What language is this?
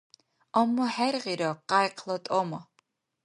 Dargwa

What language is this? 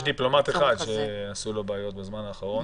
Hebrew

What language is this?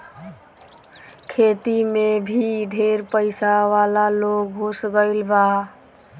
Bhojpuri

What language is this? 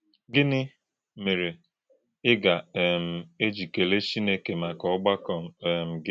Igbo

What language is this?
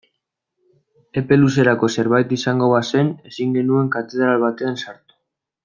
Basque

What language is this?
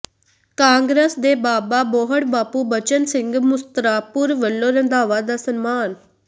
Punjabi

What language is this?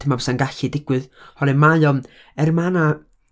Welsh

